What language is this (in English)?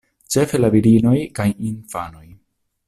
Esperanto